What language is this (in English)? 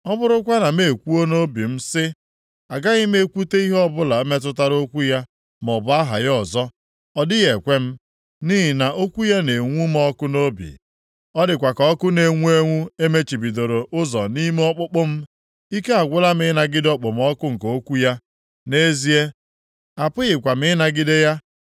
Igbo